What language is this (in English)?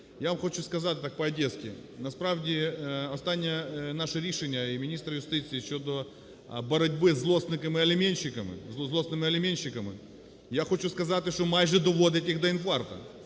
Ukrainian